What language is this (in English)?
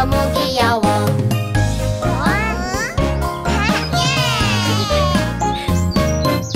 Korean